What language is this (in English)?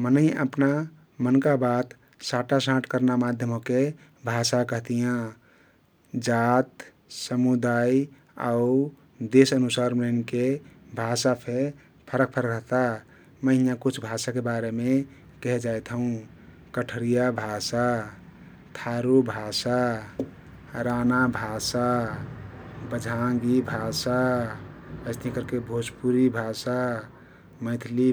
Kathoriya Tharu